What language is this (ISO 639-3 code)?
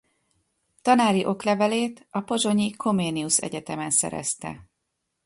hun